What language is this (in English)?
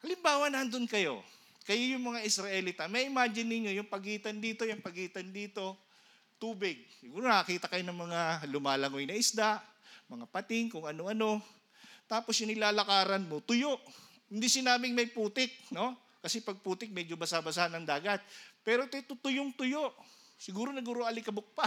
Filipino